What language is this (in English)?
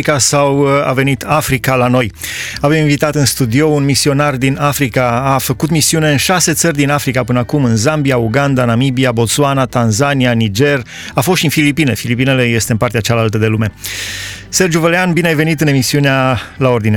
Romanian